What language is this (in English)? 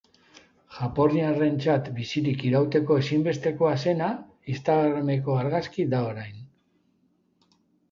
Basque